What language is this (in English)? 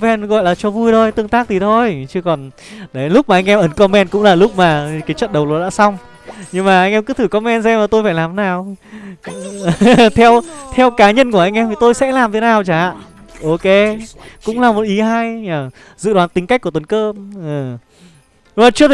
Vietnamese